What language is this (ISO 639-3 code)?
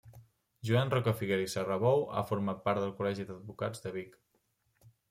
cat